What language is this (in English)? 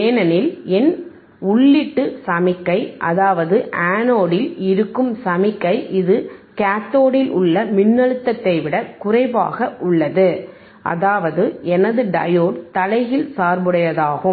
Tamil